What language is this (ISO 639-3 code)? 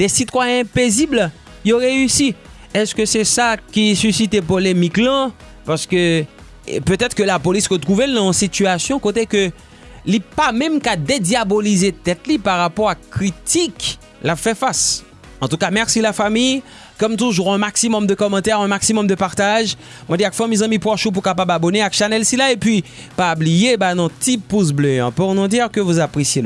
fra